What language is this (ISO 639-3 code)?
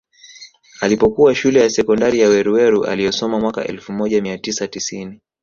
swa